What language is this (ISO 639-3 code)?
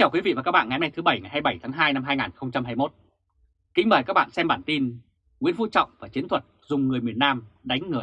vie